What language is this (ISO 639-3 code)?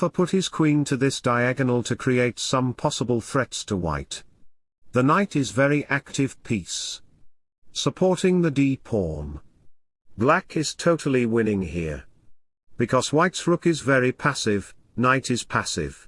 eng